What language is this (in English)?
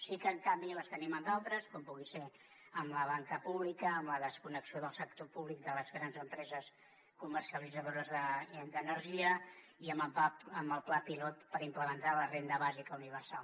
Catalan